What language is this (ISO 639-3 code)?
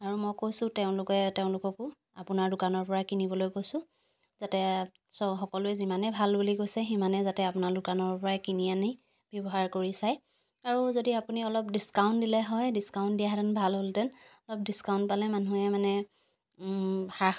asm